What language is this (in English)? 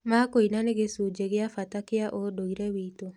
Kikuyu